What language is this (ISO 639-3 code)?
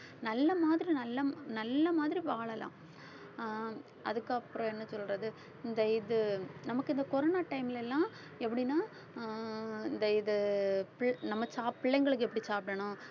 tam